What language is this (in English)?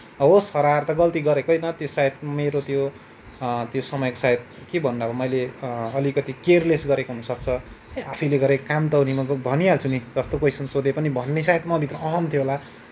Nepali